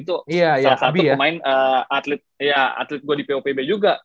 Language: Indonesian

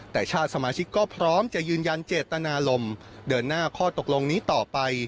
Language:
Thai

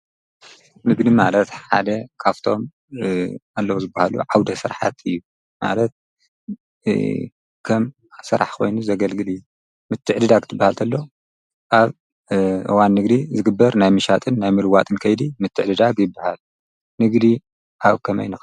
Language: Tigrinya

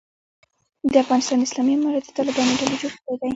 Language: Pashto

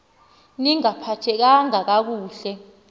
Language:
Xhosa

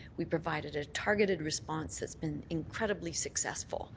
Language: English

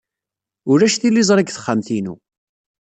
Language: Kabyle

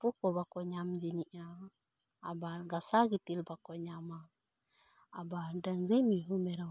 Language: Santali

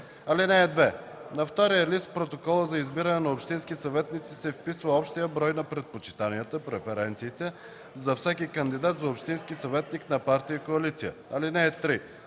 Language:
Bulgarian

